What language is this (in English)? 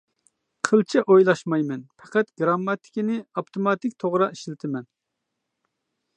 Uyghur